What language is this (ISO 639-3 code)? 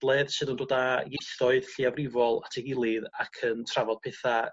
cym